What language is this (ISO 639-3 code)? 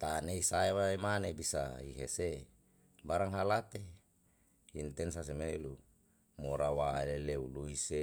jal